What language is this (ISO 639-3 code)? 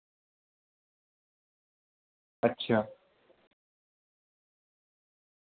urd